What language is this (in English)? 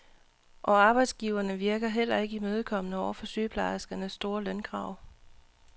Danish